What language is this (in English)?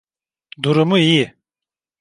Turkish